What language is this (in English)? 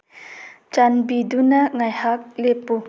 Manipuri